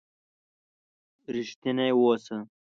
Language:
Pashto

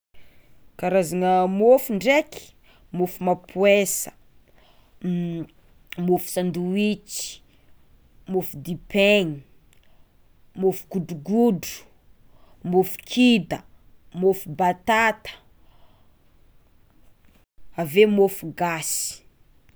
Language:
Tsimihety Malagasy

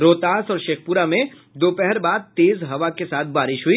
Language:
Hindi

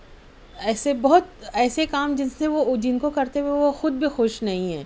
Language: Urdu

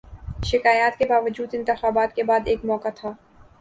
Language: Urdu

